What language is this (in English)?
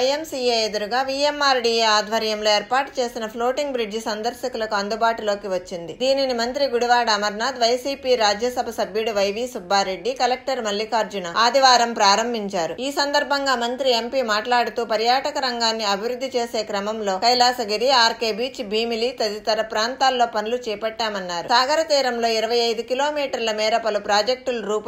Telugu